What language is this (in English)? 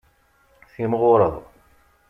Kabyle